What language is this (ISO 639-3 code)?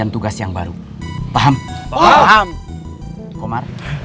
ind